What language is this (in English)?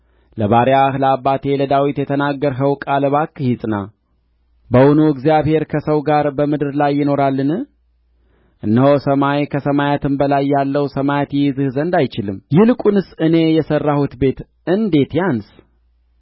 Amharic